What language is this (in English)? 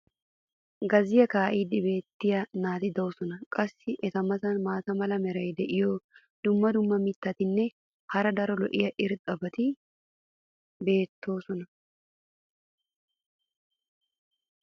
Wolaytta